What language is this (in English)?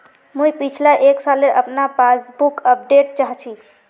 Magahi